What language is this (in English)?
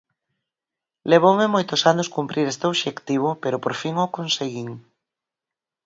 Galician